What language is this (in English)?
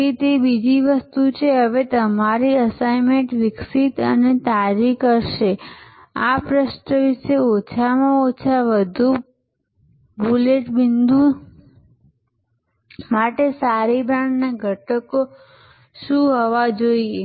Gujarati